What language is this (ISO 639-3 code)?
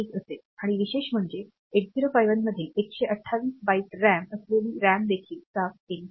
mar